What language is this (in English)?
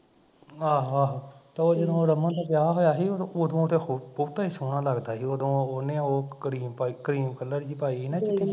Punjabi